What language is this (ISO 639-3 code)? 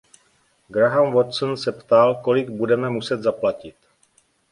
ces